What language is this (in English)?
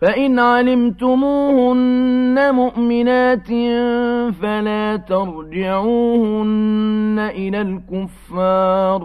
Arabic